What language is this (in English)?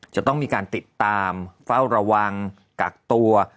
Thai